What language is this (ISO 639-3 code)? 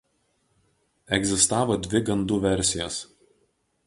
lit